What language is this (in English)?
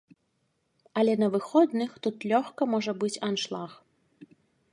Belarusian